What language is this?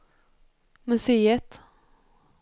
Swedish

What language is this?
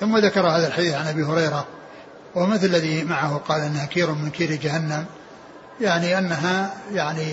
Arabic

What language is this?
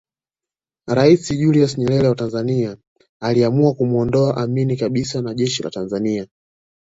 Swahili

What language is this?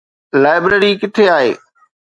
Sindhi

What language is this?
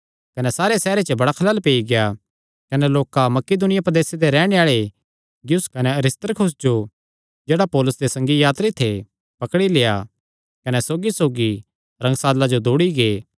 Kangri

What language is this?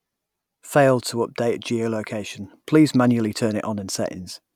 English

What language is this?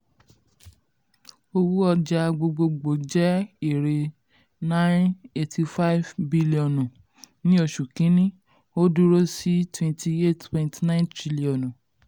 Yoruba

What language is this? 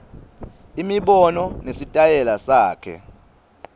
Swati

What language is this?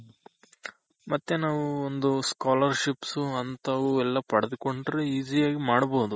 Kannada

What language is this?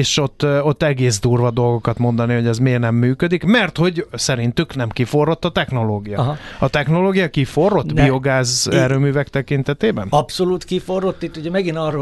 Hungarian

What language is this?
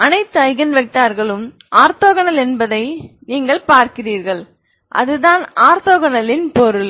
Tamil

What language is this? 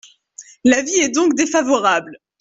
French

